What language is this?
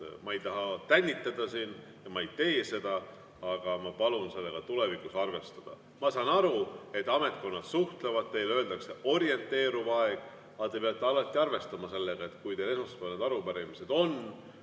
Estonian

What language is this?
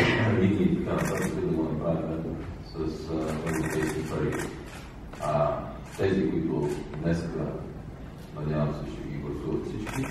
Romanian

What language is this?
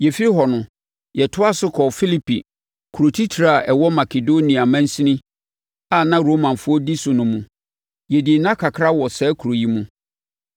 Akan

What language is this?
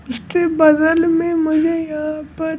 Hindi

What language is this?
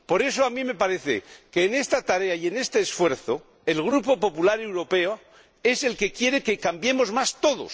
Spanish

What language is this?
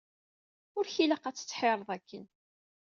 Kabyle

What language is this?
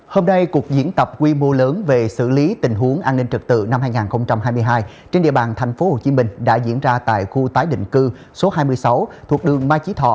Vietnamese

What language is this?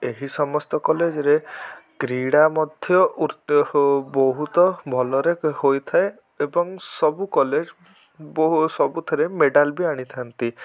Odia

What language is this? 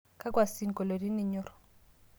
Masai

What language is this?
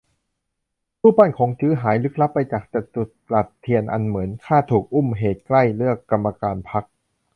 Thai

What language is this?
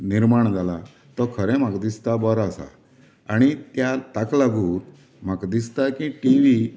Konkani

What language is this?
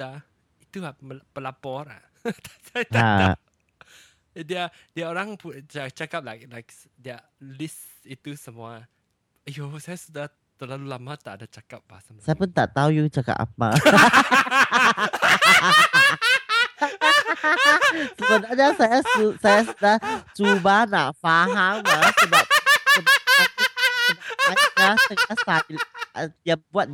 Malay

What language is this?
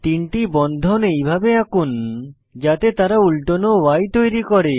Bangla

